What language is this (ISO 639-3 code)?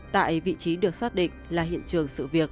vie